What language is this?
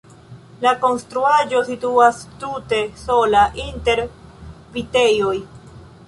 Esperanto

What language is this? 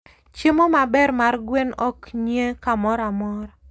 Luo (Kenya and Tanzania)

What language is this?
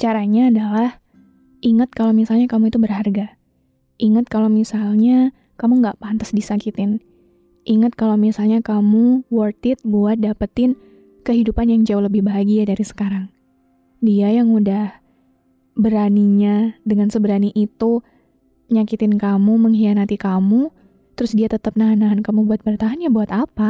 Indonesian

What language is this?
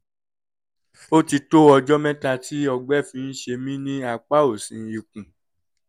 Yoruba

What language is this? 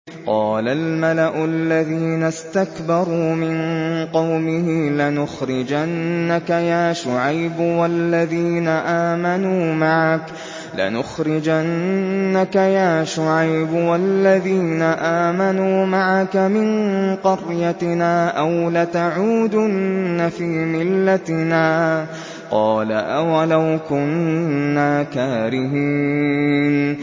Arabic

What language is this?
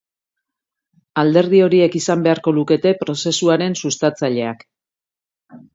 Basque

